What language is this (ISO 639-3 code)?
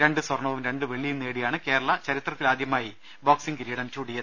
mal